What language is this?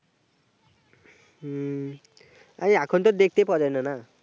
Bangla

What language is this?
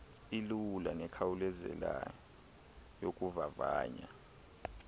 Xhosa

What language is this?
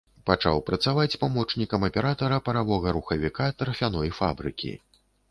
Belarusian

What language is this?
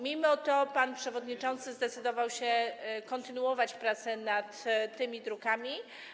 Polish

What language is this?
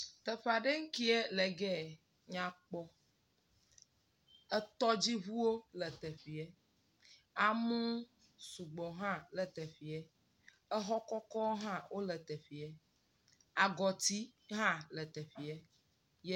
Ewe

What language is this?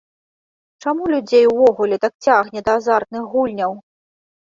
Belarusian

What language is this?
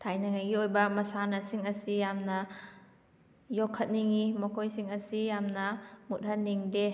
Manipuri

